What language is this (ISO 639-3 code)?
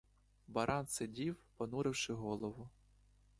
ukr